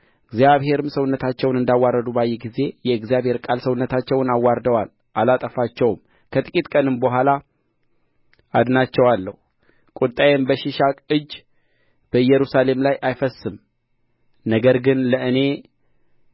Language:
Amharic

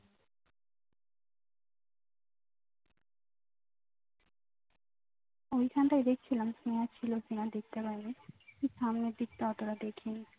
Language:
Bangla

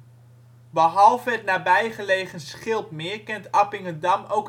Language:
Dutch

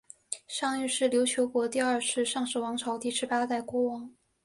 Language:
Chinese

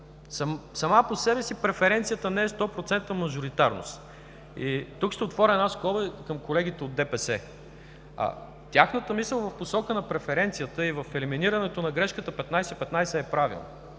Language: Bulgarian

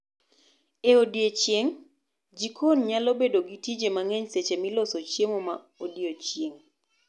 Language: Luo (Kenya and Tanzania)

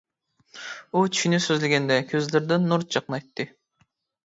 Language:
Uyghur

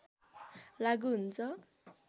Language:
Nepali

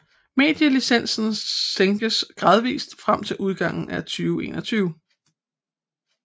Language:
Danish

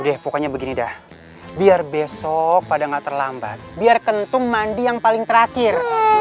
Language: Indonesian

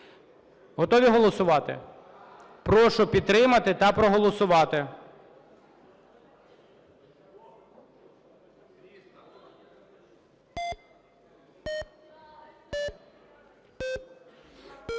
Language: Ukrainian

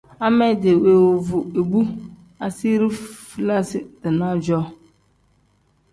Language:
Tem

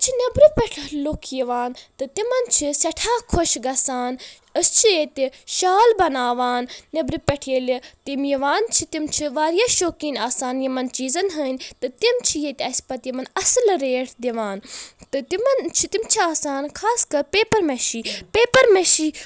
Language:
Kashmiri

